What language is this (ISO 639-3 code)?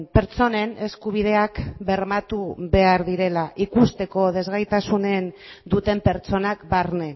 eus